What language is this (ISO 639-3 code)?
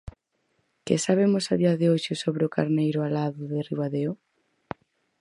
glg